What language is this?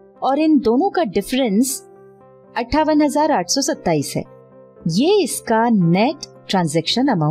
Hindi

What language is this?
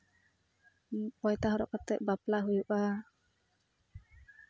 Santali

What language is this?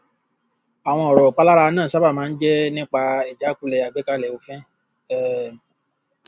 Yoruba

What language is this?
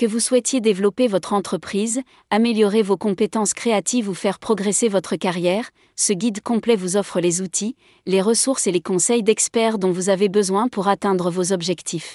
French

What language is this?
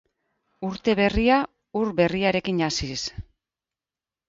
Basque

